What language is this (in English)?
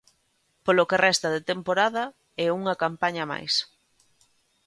Galician